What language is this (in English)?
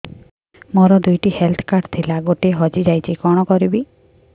Odia